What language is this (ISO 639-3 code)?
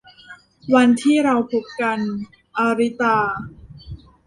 tha